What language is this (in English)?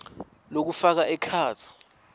Swati